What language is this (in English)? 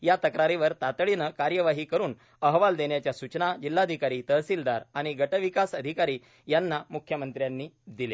Marathi